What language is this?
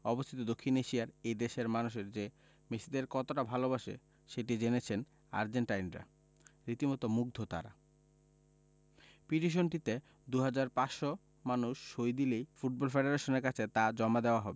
Bangla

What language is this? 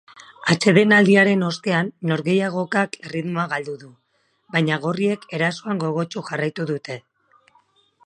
Basque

